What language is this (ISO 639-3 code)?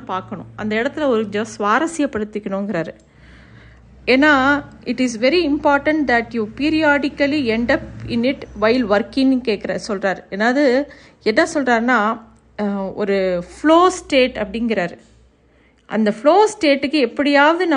tam